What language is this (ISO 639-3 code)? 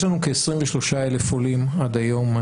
heb